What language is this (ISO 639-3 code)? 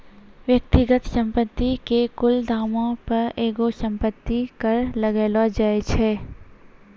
mai